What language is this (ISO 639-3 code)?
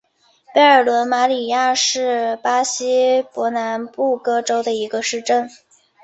zho